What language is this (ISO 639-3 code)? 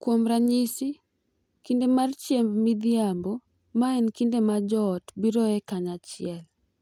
luo